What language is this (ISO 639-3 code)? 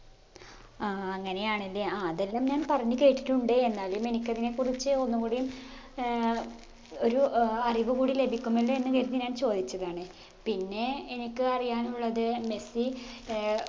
mal